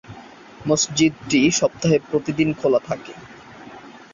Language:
Bangla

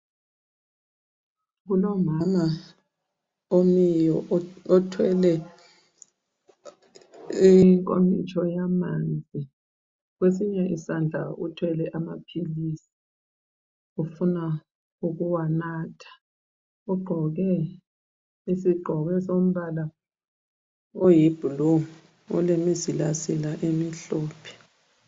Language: North Ndebele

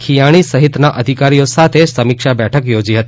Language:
Gujarati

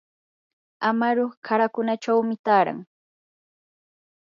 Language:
Yanahuanca Pasco Quechua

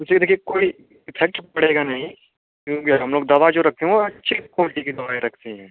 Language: Hindi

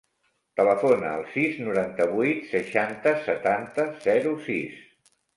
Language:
Catalan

